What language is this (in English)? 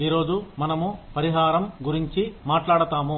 Telugu